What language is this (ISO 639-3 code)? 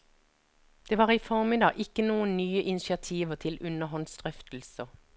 nor